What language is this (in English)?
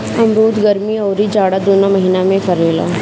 Bhojpuri